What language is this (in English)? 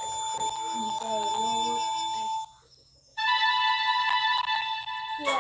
Thai